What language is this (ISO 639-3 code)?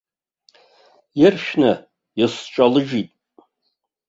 abk